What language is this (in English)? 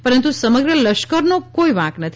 Gujarati